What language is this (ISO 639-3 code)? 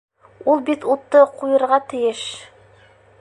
bak